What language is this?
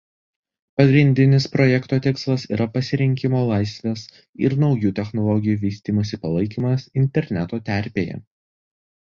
Lithuanian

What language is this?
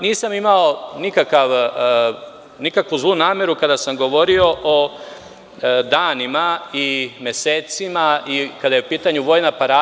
Serbian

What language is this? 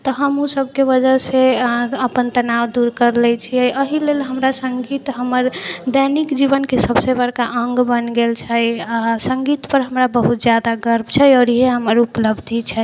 Maithili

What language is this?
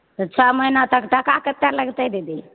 Maithili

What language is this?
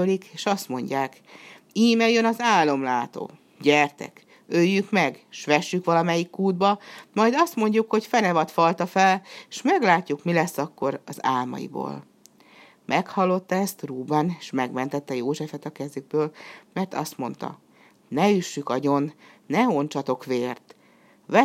Hungarian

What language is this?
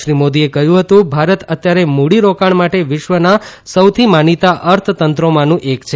Gujarati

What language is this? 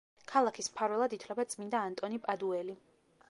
Georgian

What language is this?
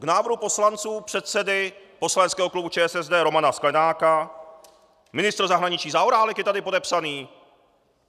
Czech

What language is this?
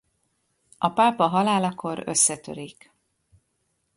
Hungarian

